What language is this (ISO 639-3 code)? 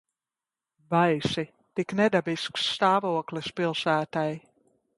lav